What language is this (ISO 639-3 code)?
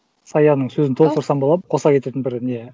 kaz